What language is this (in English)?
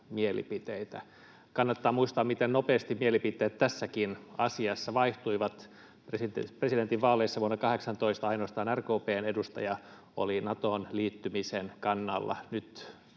Finnish